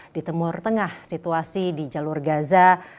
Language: Indonesian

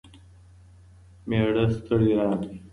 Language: Pashto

